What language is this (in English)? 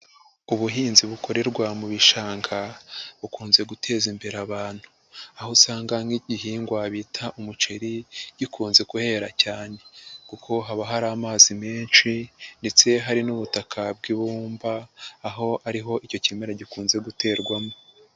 Kinyarwanda